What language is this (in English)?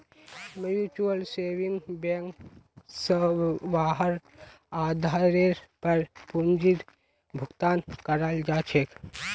Magahi